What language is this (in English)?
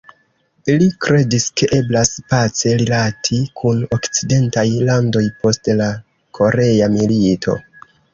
Esperanto